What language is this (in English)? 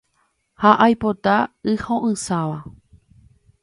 Guarani